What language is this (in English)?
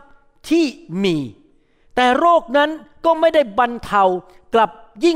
Thai